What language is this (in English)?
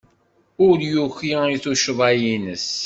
Kabyle